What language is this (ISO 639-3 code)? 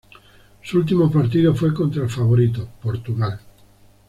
spa